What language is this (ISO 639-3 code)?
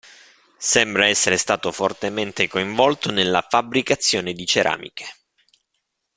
ita